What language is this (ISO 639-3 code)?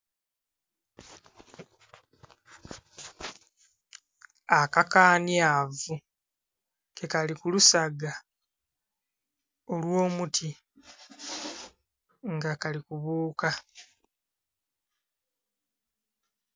xog